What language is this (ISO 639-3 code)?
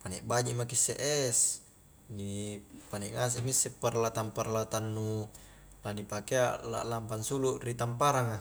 kjk